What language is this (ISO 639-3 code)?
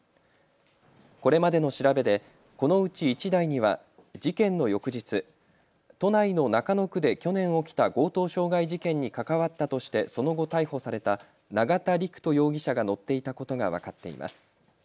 jpn